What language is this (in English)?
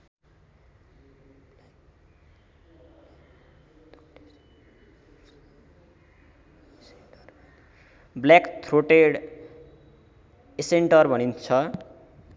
Nepali